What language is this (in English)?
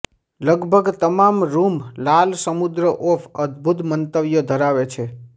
Gujarati